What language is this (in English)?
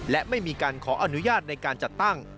Thai